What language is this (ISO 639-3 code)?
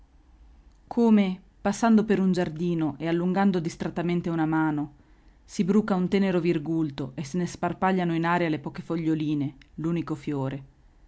ita